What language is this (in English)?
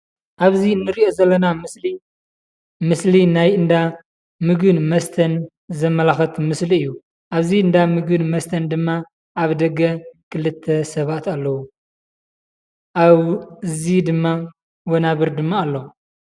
Tigrinya